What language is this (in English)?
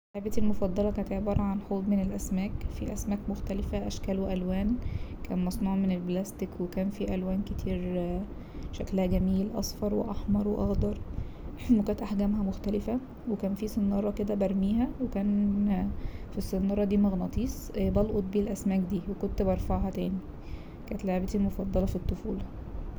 Egyptian Arabic